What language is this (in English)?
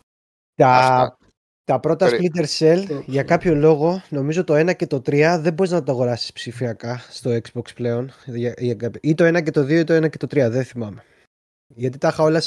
Greek